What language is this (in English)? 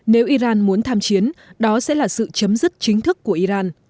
Vietnamese